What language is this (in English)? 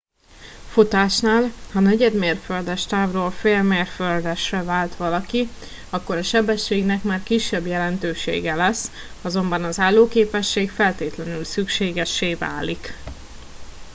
Hungarian